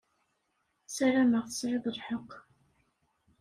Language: Kabyle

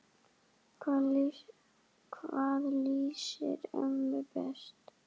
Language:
Icelandic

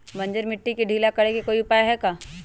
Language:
Magahi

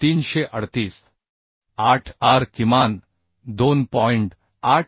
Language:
Marathi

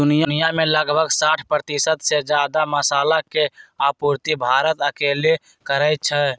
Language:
Magahi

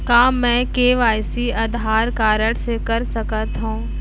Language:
Chhattisgarhi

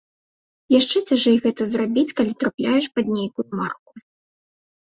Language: Belarusian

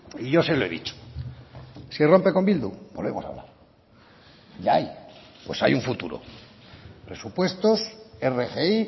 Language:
Spanish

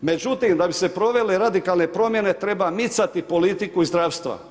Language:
Croatian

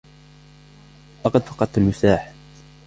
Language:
Arabic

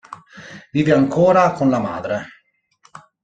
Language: Italian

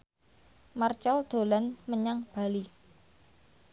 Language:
Javanese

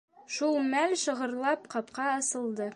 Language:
Bashkir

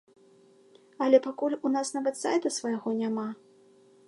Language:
Belarusian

